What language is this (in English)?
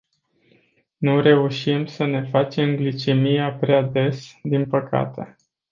Romanian